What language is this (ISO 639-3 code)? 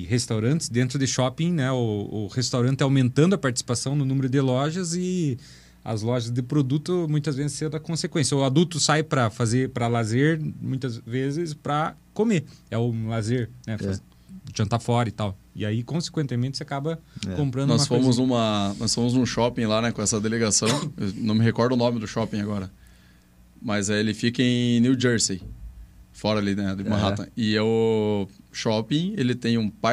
por